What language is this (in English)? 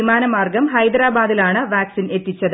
Malayalam